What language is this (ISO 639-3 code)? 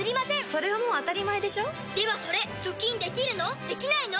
jpn